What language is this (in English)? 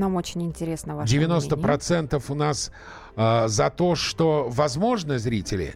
Russian